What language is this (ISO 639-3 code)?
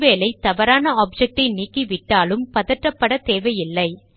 tam